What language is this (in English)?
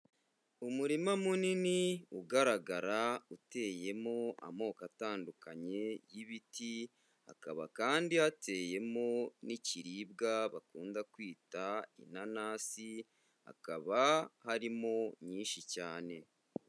Kinyarwanda